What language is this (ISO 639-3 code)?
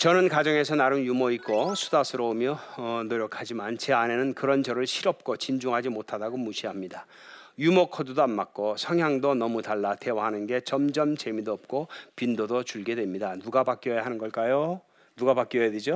kor